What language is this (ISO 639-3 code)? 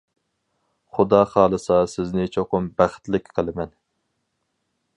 uig